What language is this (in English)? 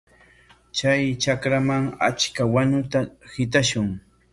Corongo Ancash Quechua